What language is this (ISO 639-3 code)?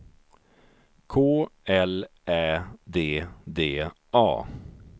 swe